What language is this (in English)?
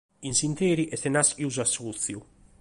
Sardinian